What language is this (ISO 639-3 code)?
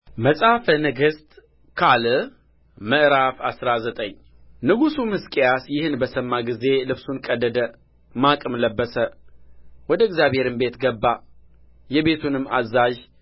amh